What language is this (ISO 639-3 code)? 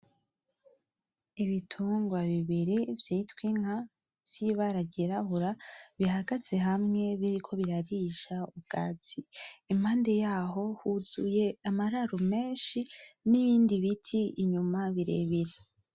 run